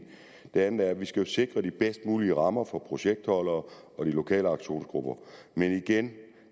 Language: Danish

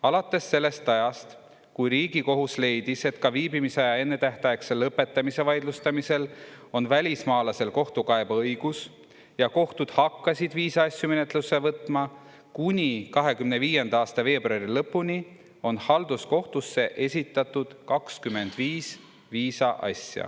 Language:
Estonian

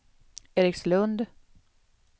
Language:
Swedish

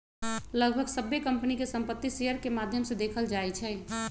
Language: Magahi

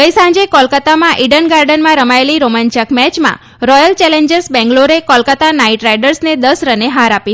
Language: Gujarati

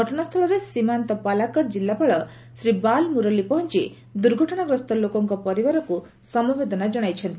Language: Odia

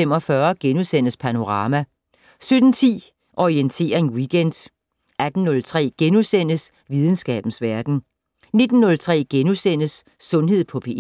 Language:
Danish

